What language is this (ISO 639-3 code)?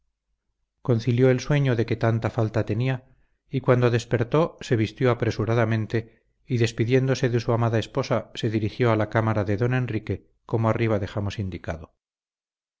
spa